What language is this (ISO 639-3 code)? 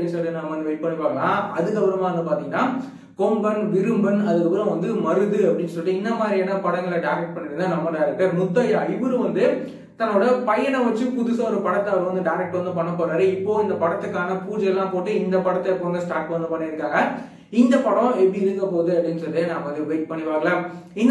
tam